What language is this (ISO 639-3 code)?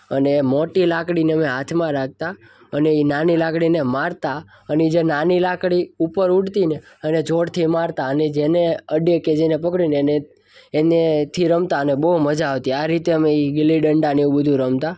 guj